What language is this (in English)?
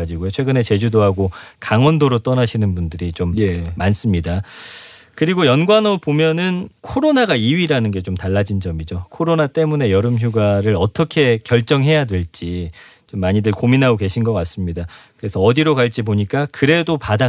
Korean